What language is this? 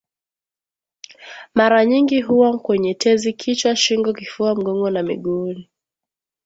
Swahili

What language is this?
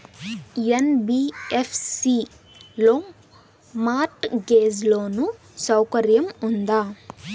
Telugu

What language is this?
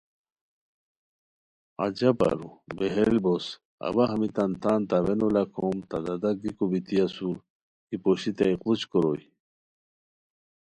Khowar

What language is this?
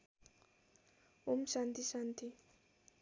Nepali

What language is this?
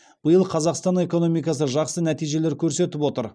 Kazakh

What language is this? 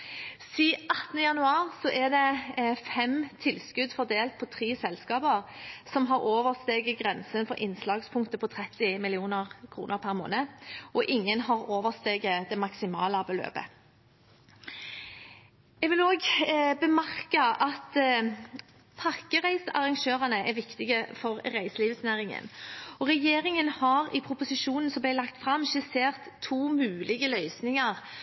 Norwegian Bokmål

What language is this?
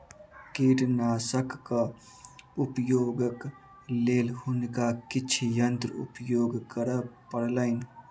Maithili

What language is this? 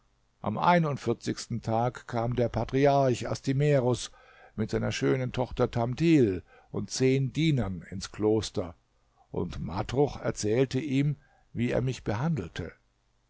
German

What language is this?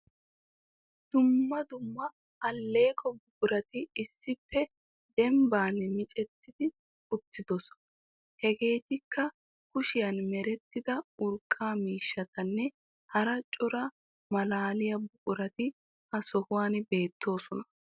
Wolaytta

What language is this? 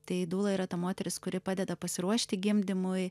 Lithuanian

